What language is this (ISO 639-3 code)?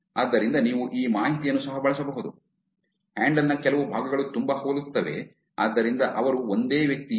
kan